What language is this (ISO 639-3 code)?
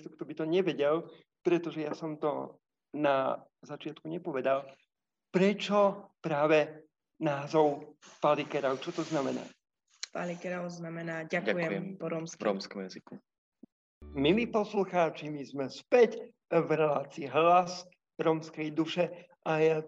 slk